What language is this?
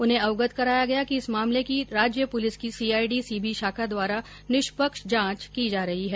Hindi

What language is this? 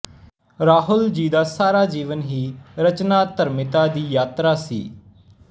Punjabi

